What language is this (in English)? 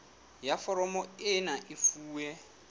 Southern Sotho